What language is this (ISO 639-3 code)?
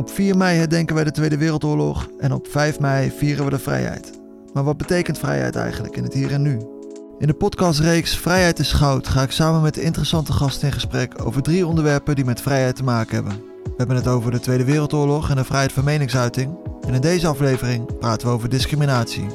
nld